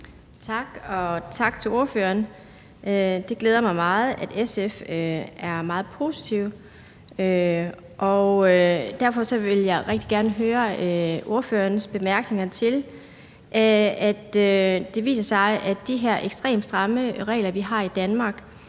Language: Danish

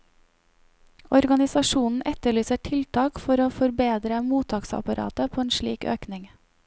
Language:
Norwegian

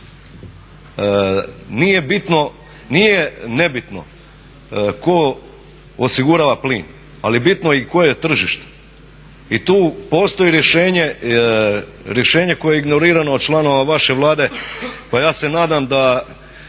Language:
Croatian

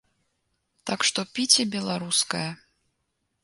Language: Belarusian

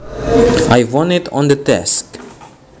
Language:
Javanese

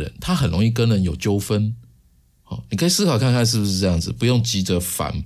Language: Chinese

